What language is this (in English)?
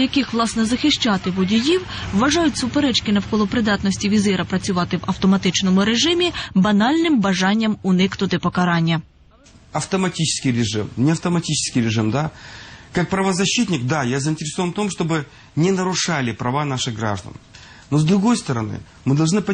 Ukrainian